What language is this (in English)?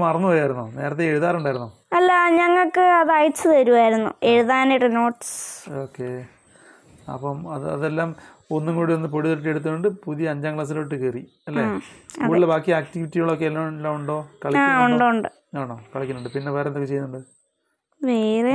Malayalam